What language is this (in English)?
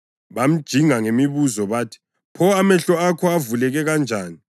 North Ndebele